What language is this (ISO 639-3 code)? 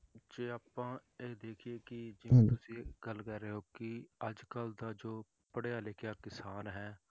pan